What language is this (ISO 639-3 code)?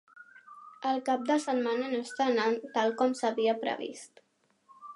cat